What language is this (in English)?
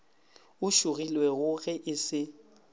Northern Sotho